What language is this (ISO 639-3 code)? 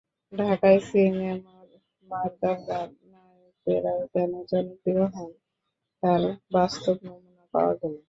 ben